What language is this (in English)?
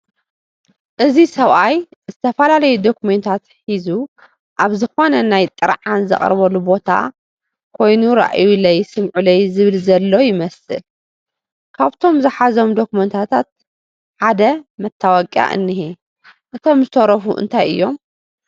Tigrinya